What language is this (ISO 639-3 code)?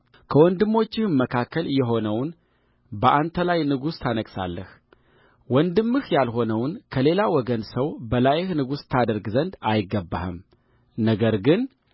amh